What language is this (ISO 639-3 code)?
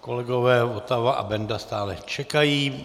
ces